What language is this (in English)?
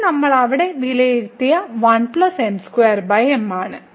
Malayalam